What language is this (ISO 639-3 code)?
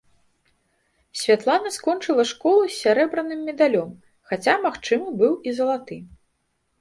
bel